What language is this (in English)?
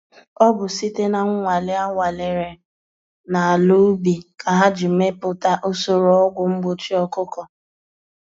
Igbo